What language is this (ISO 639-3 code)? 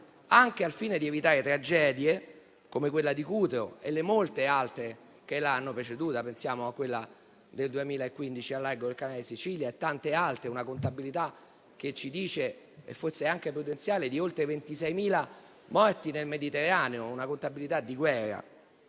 ita